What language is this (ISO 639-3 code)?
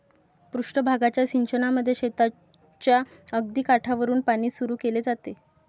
mar